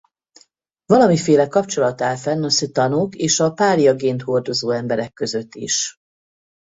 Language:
Hungarian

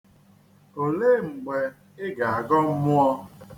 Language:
Igbo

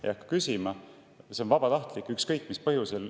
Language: Estonian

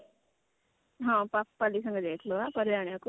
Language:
Odia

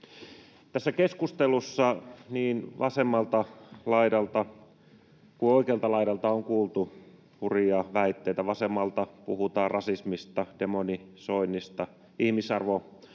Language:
Finnish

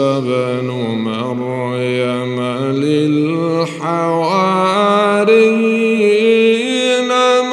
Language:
Arabic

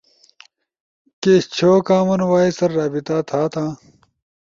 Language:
Ushojo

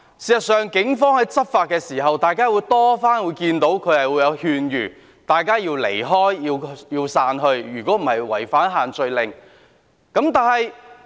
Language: Cantonese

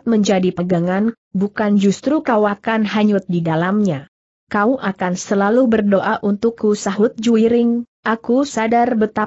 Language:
Indonesian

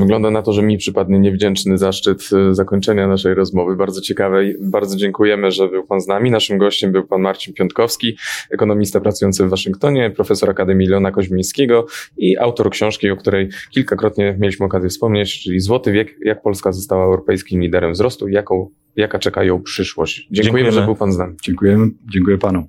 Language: Polish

